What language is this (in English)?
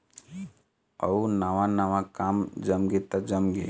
Chhattisgarhi